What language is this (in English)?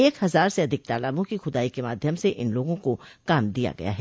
Hindi